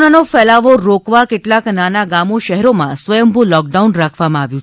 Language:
Gujarati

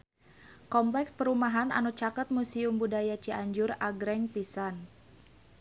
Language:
Sundanese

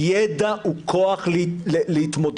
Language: Hebrew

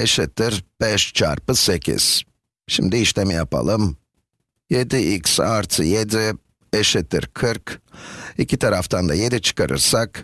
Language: Turkish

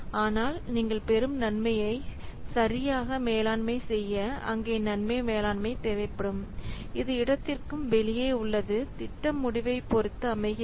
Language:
Tamil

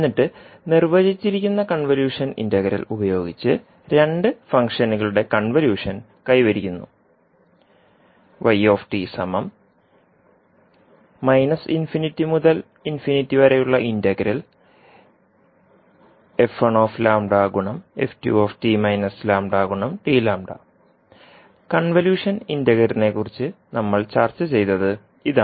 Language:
Malayalam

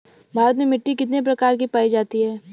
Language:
Bhojpuri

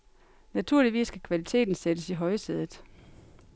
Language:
Danish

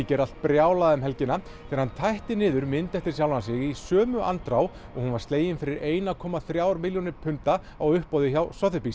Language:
Icelandic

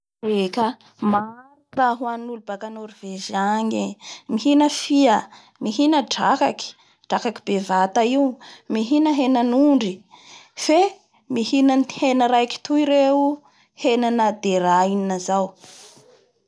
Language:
Bara Malagasy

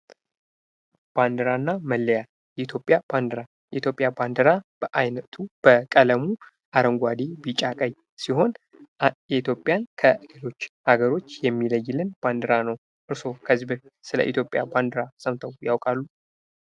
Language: Amharic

